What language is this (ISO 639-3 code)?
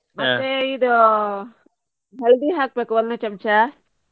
kan